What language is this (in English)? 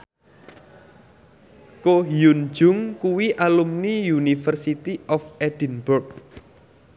Javanese